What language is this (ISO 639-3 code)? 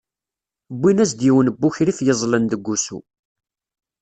kab